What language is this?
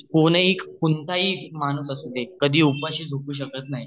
Marathi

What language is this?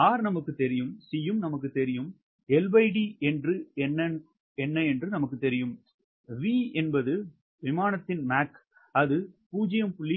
Tamil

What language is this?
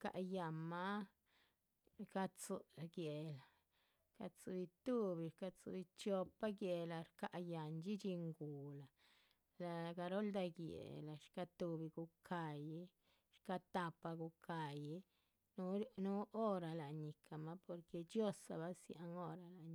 Chichicapan Zapotec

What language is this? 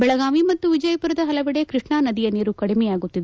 Kannada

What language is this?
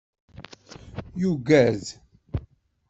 Kabyle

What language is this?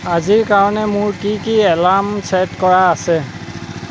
Assamese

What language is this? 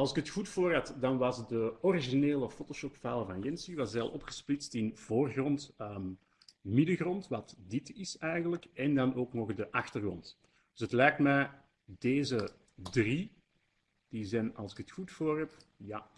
Dutch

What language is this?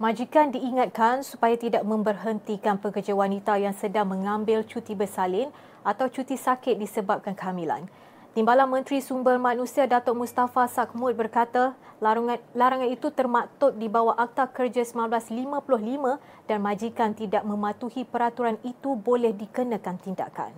Malay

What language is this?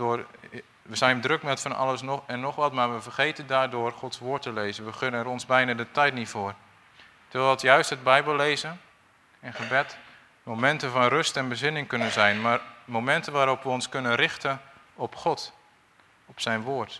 Dutch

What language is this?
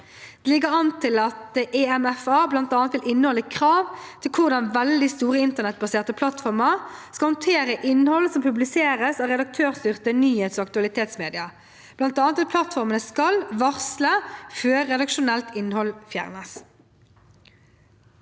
Norwegian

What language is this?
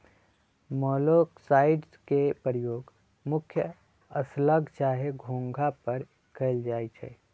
Magahi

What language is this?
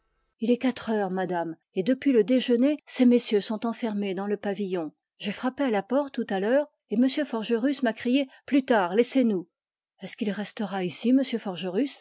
French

